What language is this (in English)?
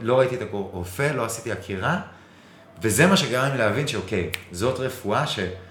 Hebrew